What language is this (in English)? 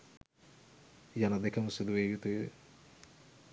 Sinhala